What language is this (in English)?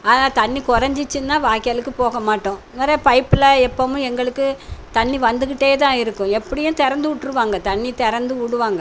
Tamil